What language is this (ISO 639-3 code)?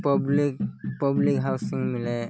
ori